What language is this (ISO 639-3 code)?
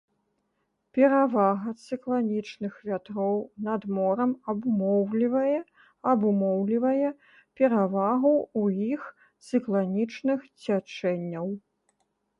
bel